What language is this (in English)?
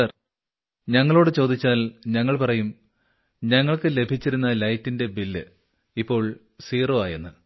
Malayalam